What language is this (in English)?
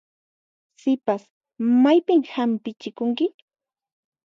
Puno Quechua